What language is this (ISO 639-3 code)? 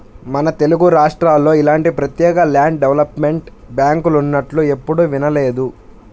tel